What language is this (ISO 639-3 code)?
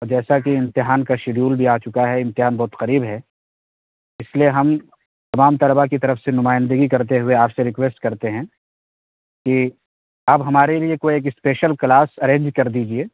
urd